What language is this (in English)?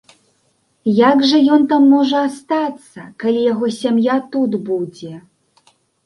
Belarusian